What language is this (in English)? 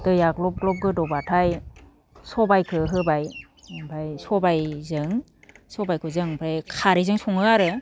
Bodo